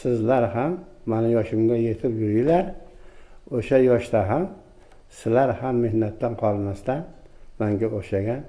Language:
Turkish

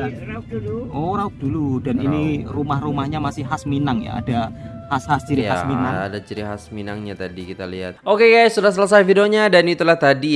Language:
Indonesian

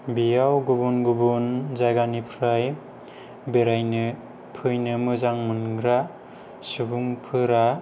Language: Bodo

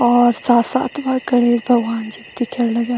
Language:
Garhwali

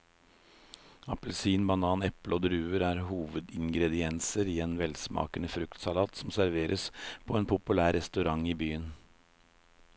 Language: Norwegian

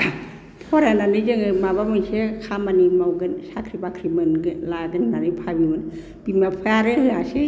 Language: Bodo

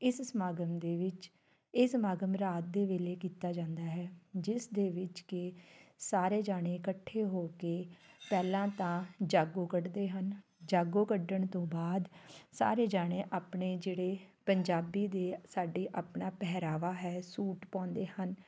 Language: Punjabi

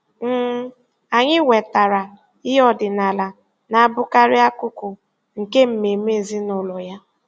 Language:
Igbo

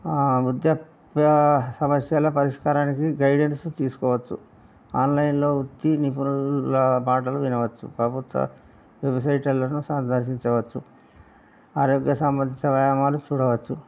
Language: Telugu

